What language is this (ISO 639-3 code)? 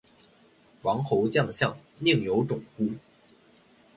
zho